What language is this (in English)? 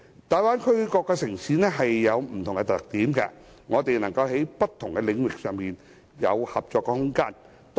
Cantonese